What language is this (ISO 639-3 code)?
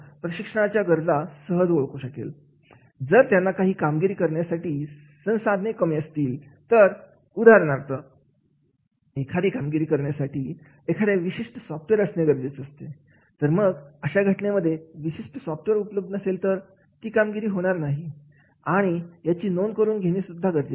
mar